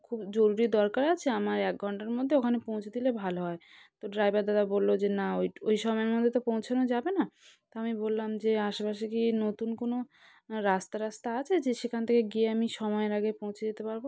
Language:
Bangla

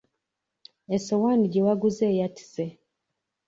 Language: Ganda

